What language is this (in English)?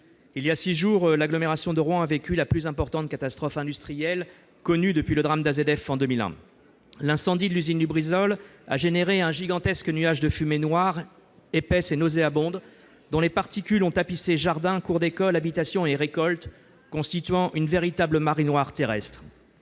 French